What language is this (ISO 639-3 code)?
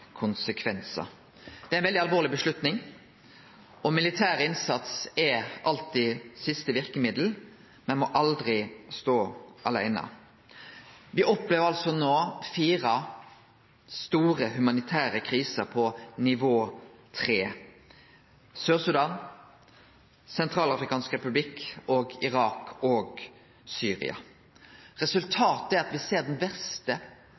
nno